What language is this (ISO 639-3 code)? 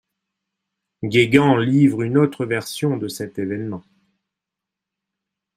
fra